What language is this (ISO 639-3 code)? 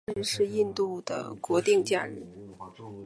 zho